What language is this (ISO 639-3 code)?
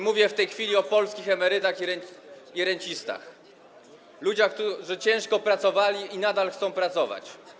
pol